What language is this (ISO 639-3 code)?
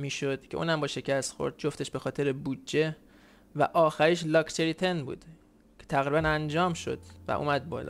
fas